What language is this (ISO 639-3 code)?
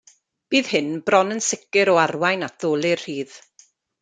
cym